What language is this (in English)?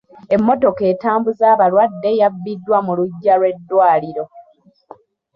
Ganda